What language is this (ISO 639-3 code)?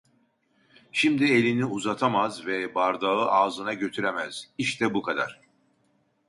tur